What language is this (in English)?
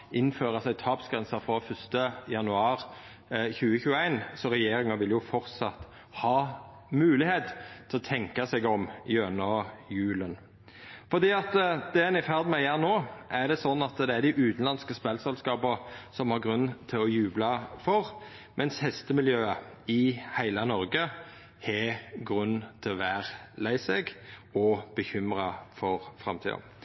Norwegian Nynorsk